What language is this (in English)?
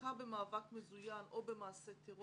Hebrew